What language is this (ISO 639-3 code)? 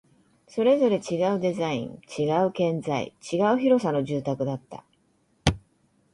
jpn